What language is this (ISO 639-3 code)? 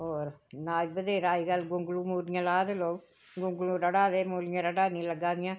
doi